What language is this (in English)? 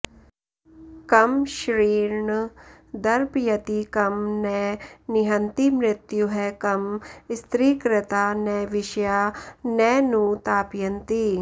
Sanskrit